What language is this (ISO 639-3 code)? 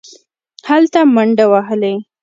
pus